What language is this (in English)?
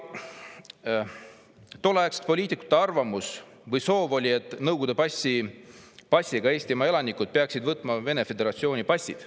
Estonian